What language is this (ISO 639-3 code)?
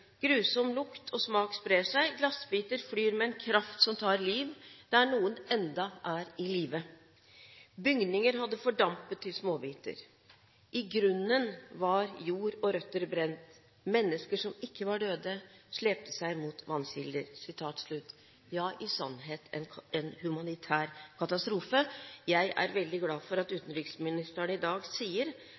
nob